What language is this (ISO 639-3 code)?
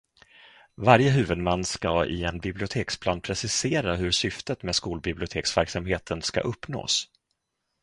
swe